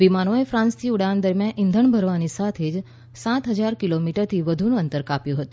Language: Gujarati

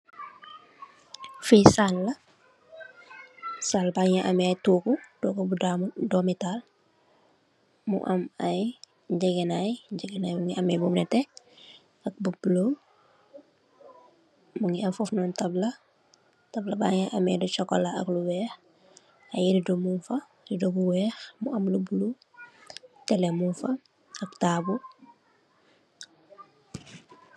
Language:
Wolof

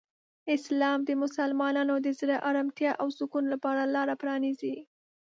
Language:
Pashto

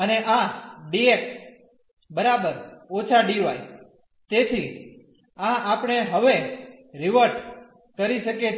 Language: Gujarati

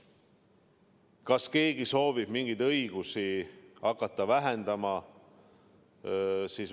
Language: Estonian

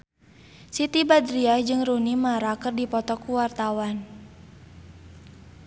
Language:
Sundanese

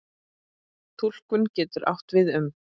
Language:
Icelandic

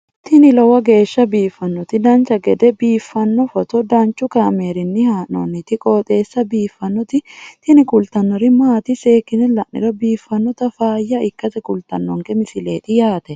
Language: Sidamo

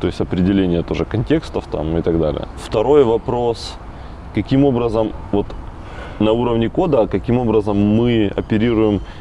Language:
Russian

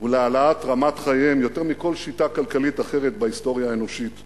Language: Hebrew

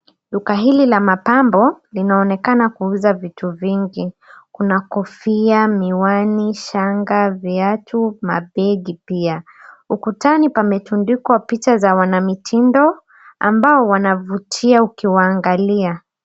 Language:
Swahili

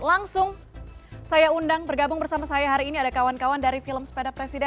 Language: Indonesian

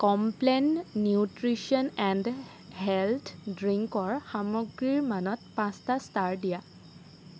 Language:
Assamese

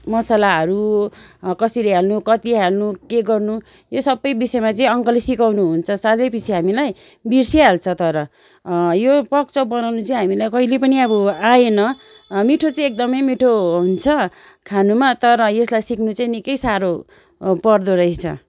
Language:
Nepali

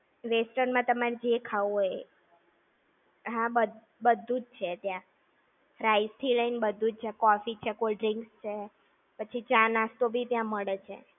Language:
Gujarati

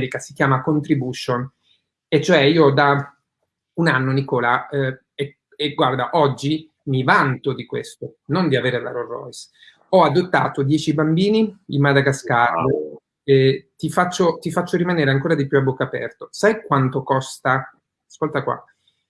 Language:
Italian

